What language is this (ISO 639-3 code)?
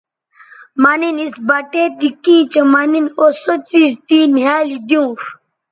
btv